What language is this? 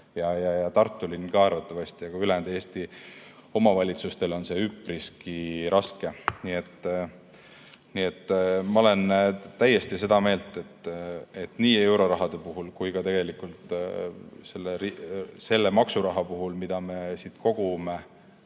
Estonian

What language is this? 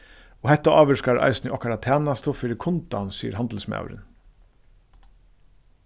Faroese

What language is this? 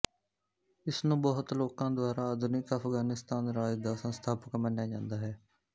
Punjabi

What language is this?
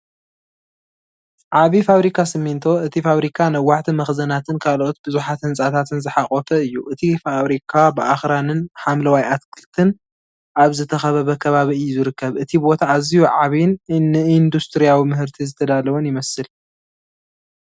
Tigrinya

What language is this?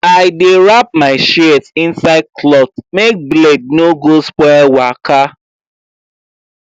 Nigerian Pidgin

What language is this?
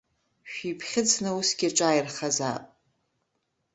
Abkhazian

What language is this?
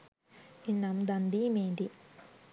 Sinhala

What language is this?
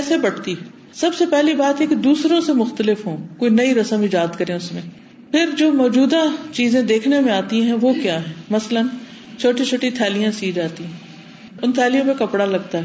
Urdu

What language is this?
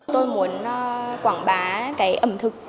Vietnamese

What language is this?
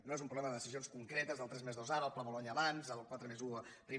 Catalan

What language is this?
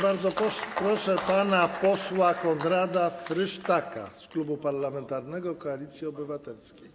Polish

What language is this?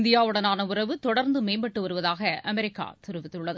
Tamil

